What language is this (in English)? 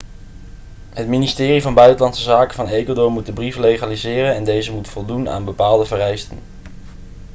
Dutch